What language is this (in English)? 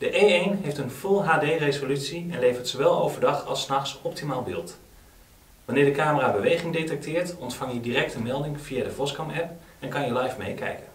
Dutch